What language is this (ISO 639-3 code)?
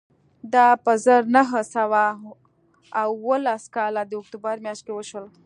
pus